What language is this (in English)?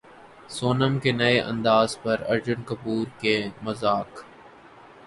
Urdu